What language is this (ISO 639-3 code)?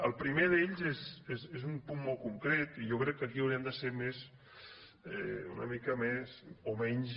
cat